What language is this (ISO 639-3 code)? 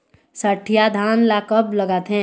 hne